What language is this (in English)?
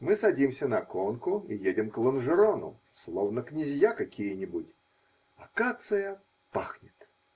Russian